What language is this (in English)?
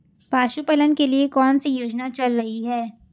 Hindi